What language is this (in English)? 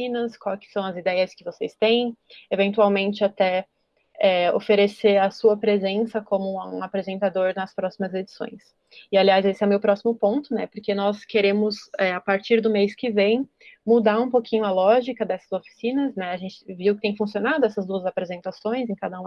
Portuguese